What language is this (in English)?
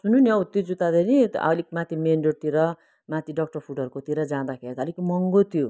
Nepali